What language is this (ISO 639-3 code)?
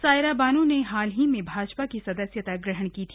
hin